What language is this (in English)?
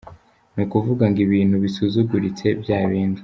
Kinyarwanda